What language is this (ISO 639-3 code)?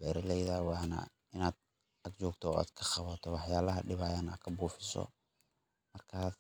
som